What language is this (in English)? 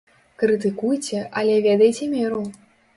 Belarusian